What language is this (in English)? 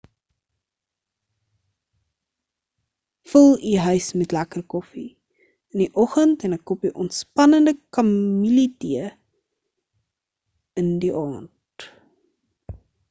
Afrikaans